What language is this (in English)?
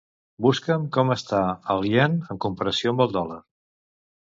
Catalan